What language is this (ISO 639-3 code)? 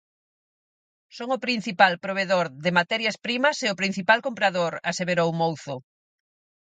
glg